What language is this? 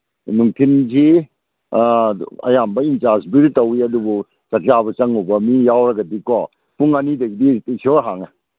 Manipuri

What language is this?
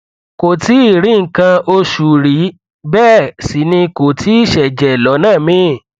Yoruba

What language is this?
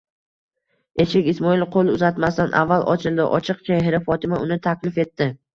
Uzbek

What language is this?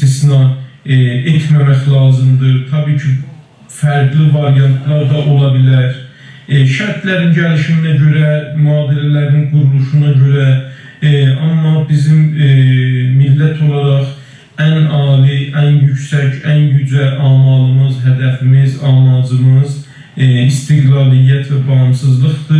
Turkish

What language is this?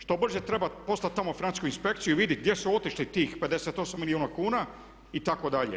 Croatian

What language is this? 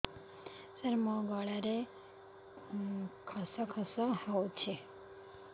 Odia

